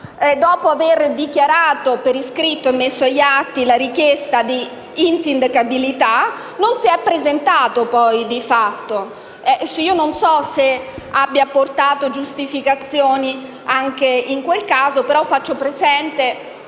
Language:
Italian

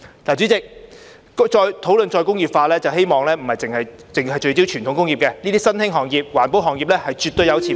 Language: Cantonese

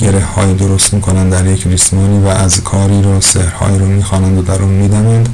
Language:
Persian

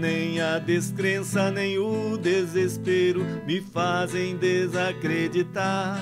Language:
Portuguese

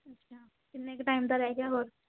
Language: Punjabi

